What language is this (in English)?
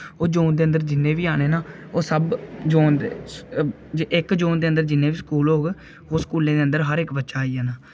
Dogri